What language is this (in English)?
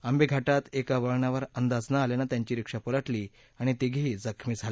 Marathi